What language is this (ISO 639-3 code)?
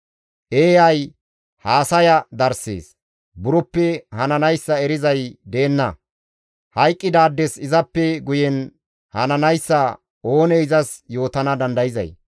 gmv